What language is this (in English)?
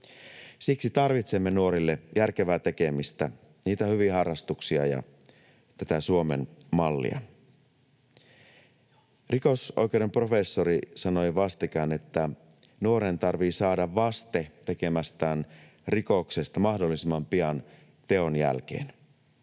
Finnish